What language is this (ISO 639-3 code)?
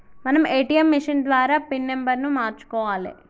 tel